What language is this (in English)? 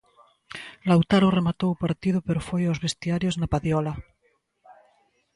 Galician